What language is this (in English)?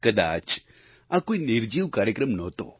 Gujarati